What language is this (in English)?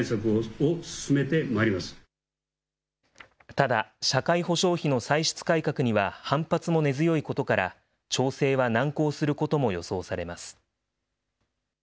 Japanese